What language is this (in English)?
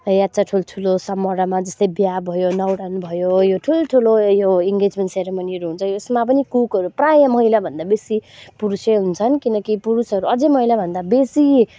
Nepali